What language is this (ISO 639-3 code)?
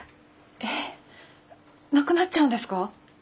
jpn